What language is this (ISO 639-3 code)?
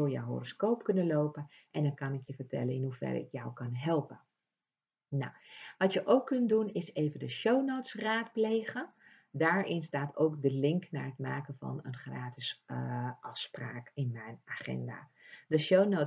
nld